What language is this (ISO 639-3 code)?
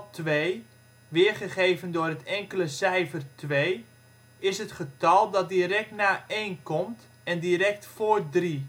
nld